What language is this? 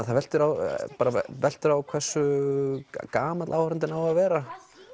Icelandic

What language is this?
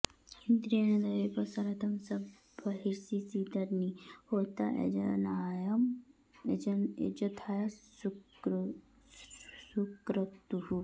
Sanskrit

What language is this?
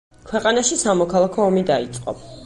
Georgian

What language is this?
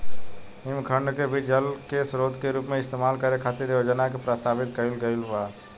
Bhojpuri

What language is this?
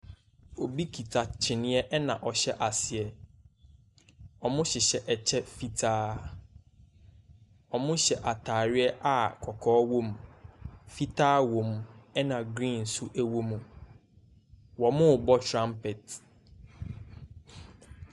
Akan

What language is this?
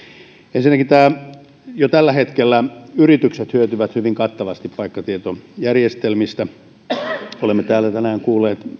Finnish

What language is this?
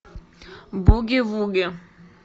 Russian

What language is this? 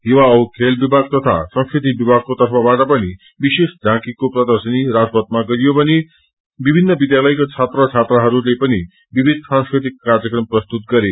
Nepali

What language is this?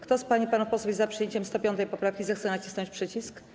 Polish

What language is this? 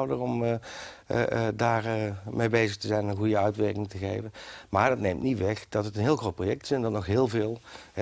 Dutch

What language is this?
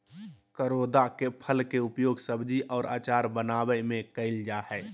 Magahi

